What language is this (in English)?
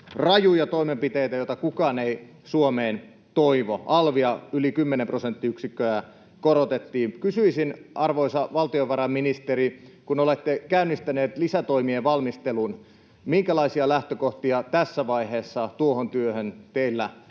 Finnish